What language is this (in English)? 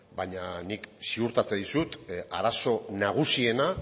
Basque